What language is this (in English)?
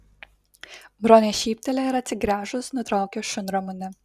Lithuanian